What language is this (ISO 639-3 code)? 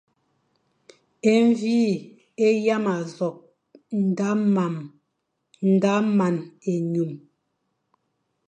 fan